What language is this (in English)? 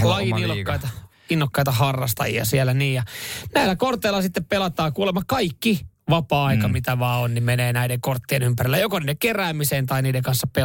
Finnish